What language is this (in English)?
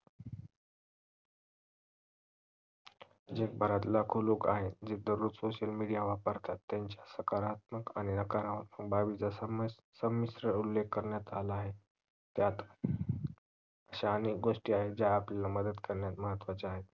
Marathi